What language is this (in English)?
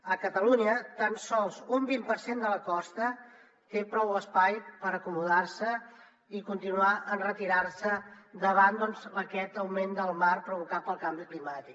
Catalan